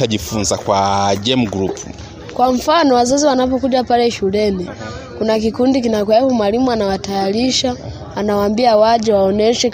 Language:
Swahili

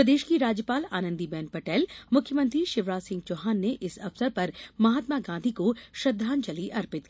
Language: Hindi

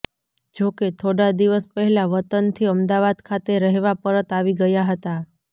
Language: Gujarati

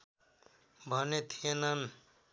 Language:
Nepali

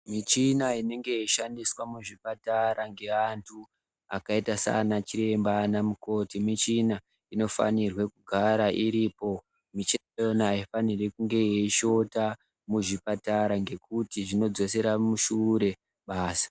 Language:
Ndau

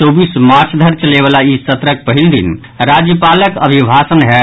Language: Maithili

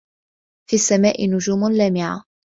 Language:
Arabic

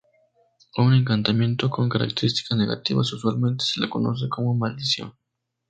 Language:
Spanish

